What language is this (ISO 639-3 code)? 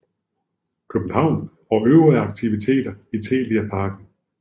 dan